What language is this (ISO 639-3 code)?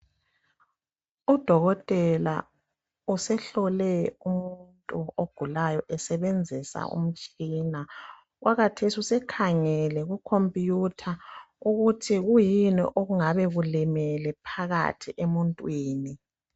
nde